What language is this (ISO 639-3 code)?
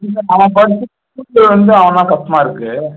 tam